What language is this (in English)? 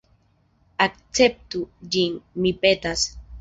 Esperanto